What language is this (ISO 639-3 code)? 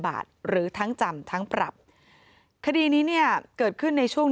tha